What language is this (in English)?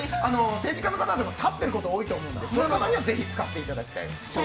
Japanese